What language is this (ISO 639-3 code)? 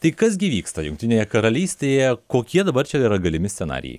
lit